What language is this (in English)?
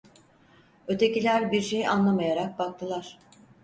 Turkish